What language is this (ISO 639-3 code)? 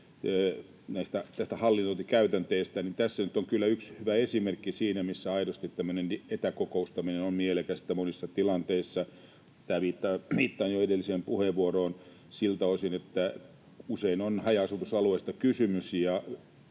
fin